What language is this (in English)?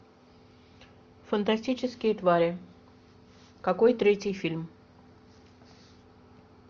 Russian